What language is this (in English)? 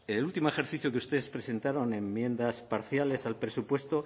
Spanish